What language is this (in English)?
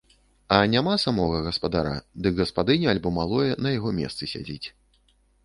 Belarusian